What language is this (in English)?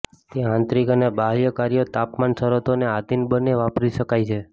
Gujarati